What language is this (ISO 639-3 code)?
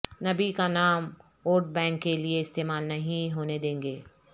urd